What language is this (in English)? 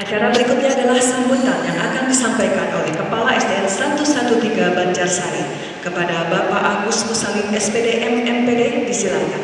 Indonesian